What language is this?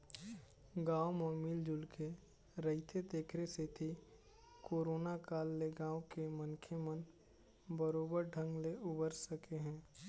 Chhattisgarhi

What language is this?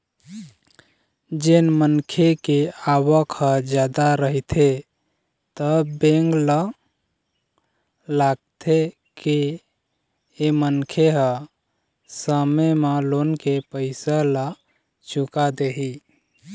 Chhattisgarhi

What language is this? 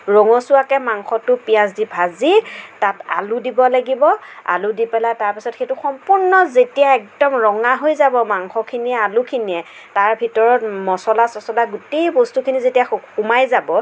Assamese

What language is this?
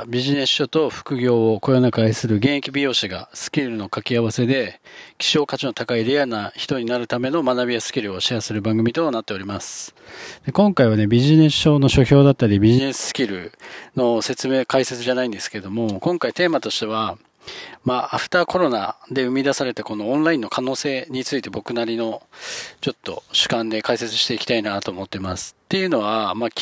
Japanese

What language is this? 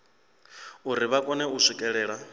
Venda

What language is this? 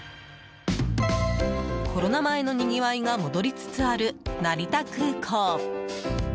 Japanese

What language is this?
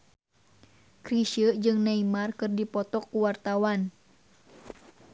Sundanese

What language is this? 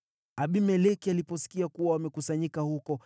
Swahili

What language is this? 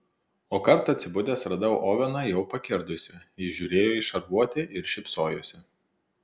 Lithuanian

